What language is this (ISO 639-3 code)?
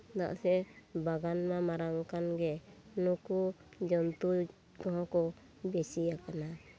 sat